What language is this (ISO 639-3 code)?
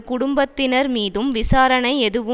tam